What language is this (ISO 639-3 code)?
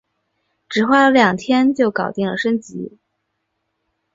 zho